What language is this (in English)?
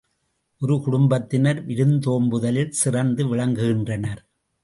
Tamil